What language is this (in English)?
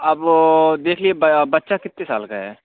Urdu